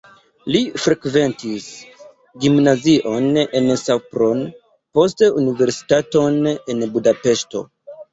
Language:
Esperanto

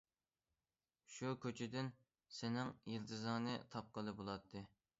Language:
Uyghur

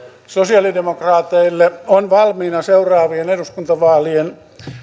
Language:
Finnish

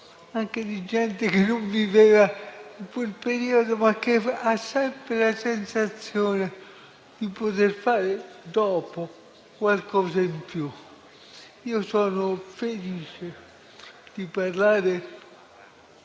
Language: Italian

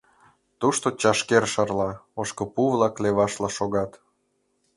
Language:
Mari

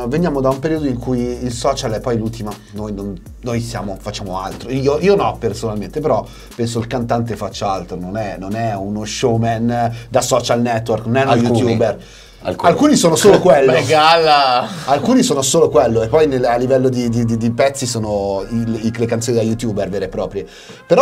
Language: Italian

